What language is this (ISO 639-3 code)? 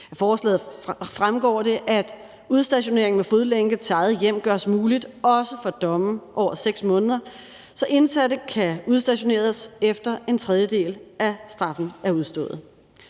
dan